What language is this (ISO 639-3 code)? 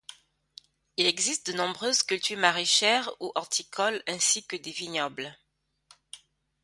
fra